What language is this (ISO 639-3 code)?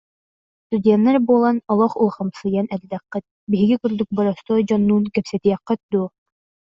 sah